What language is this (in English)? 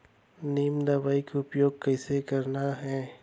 Chhattisgarhi